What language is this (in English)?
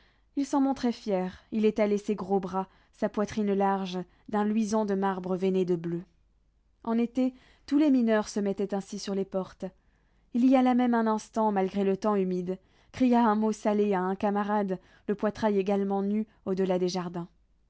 French